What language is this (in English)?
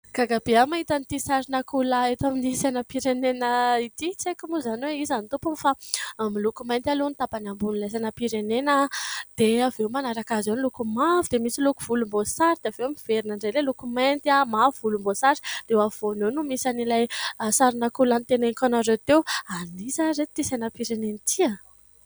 Malagasy